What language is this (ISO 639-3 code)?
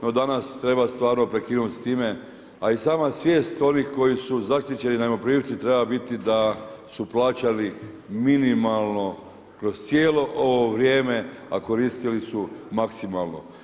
hrv